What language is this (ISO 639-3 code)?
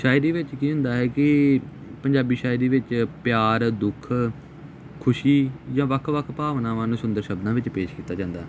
pan